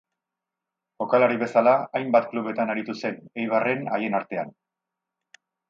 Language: Basque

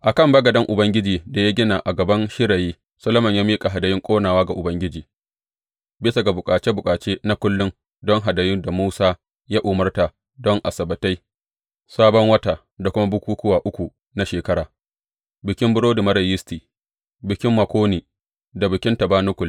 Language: Hausa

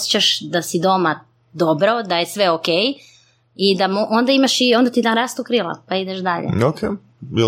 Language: Croatian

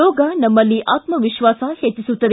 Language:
Kannada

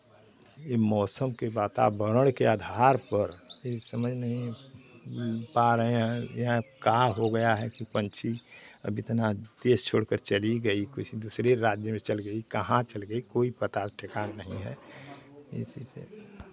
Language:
Hindi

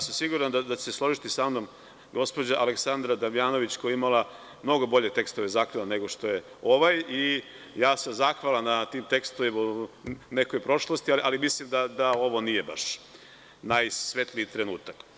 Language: Serbian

